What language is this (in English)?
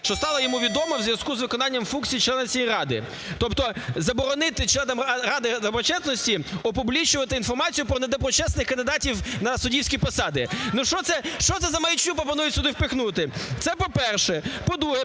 Ukrainian